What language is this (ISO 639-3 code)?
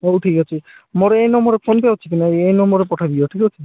ori